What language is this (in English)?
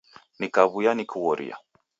Taita